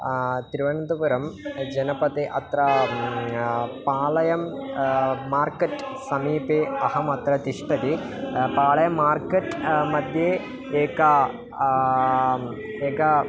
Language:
Sanskrit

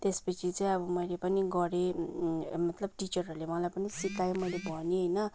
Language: Nepali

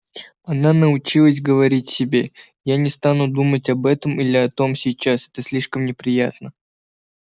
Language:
Russian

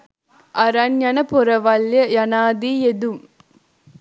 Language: Sinhala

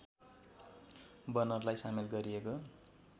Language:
Nepali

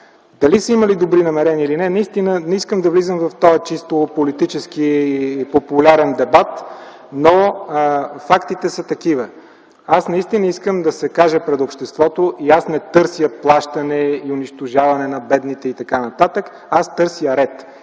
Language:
Bulgarian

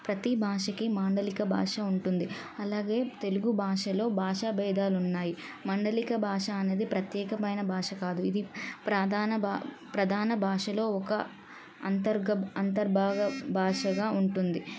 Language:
Telugu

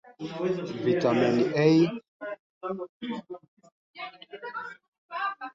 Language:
Swahili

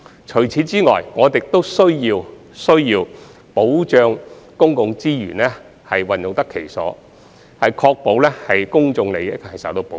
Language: Cantonese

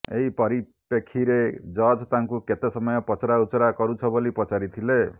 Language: Odia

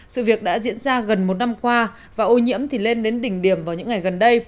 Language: Vietnamese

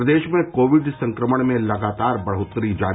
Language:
Hindi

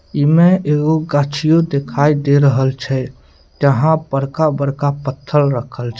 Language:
Maithili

